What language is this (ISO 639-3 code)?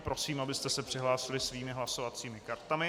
ces